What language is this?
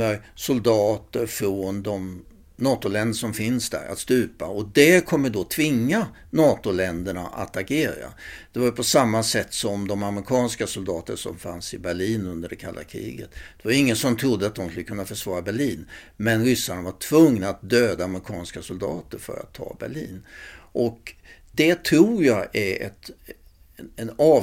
Swedish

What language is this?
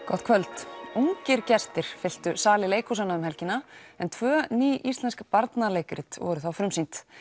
Icelandic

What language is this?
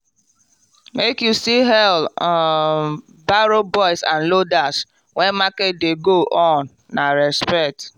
Nigerian Pidgin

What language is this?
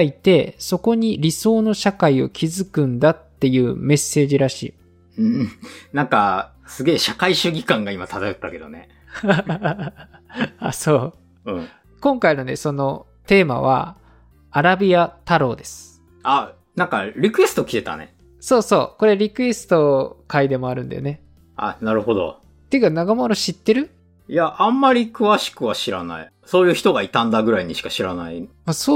Japanese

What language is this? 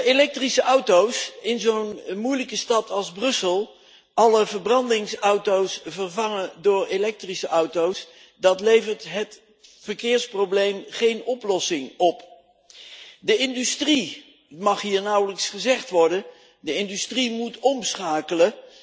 Dutch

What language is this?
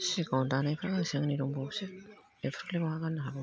Bodo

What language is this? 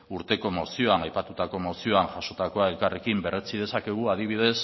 Basque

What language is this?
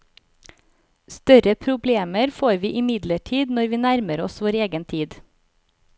Norwegian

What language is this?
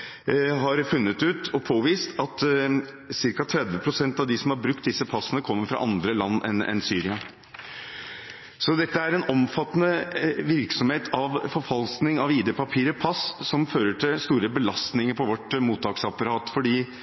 Norwegian Bokmål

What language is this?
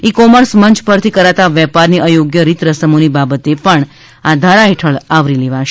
Gujarati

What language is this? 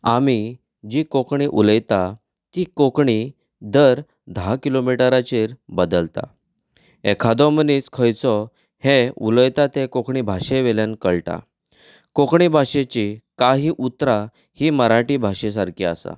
Konkani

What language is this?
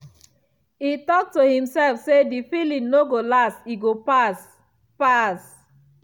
Nigerian Pidgin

